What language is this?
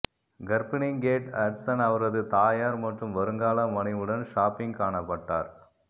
Tamil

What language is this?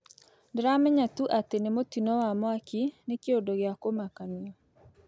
Kikuyu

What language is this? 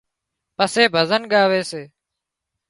Wadiyara Koli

